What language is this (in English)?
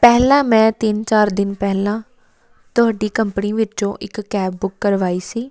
Punjabi